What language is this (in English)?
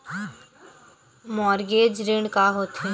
Chhattisgarhi